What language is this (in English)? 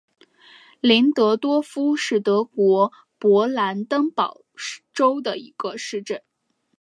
Chinese